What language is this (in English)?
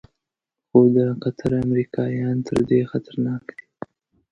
Pashto